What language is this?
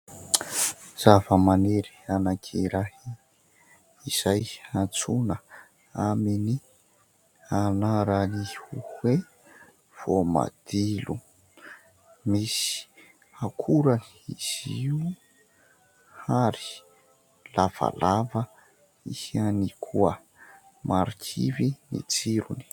Malagasy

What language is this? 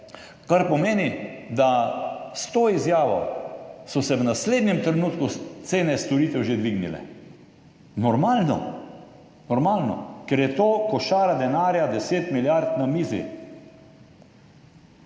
Slovenian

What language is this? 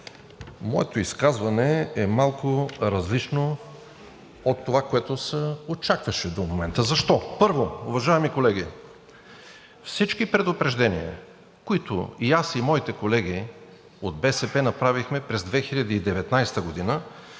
Bulgarian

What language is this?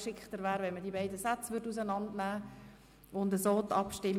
Swiss German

